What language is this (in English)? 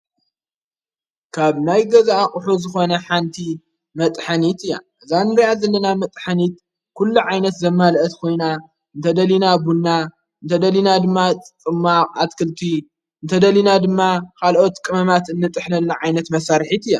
Tigrinya